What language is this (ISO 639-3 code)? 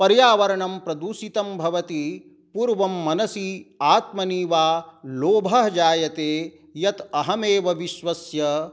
san